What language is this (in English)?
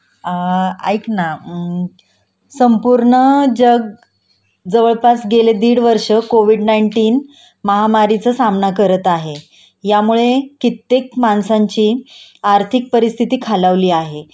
Marathi